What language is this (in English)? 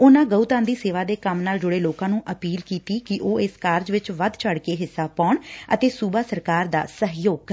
Punjabi